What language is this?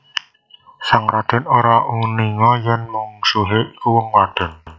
Javanese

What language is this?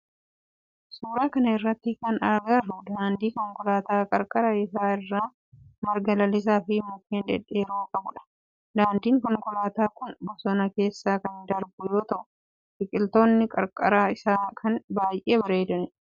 Oromo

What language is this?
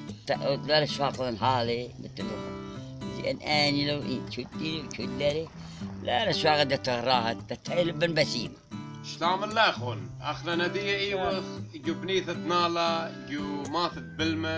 Arabic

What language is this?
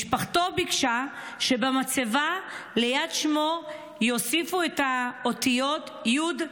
Hebrew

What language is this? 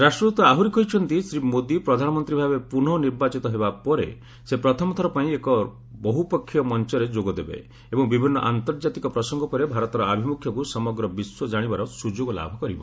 Odia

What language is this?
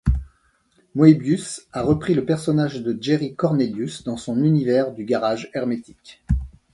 French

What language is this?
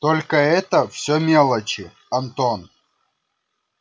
Russian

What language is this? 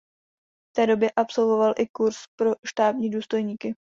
Czech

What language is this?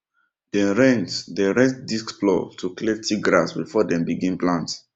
Nigerian Pidgin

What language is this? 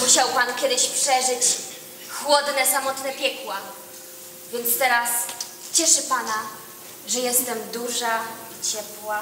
Polish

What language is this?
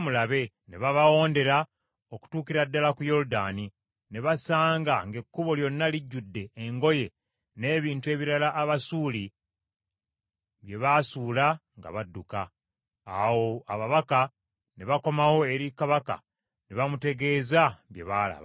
Ganda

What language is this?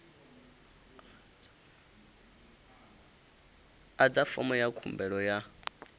Venda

